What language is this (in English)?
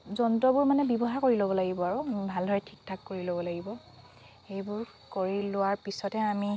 Assamese